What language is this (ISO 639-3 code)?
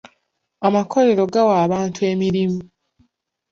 lug